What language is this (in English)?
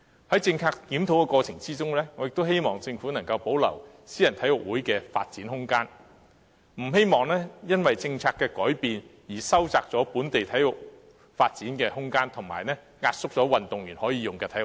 Cantonese